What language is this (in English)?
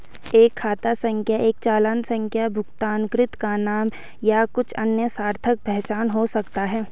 Hindi